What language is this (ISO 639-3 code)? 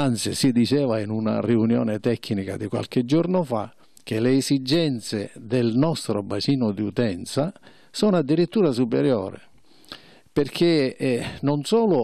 ita